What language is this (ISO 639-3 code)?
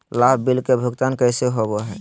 mag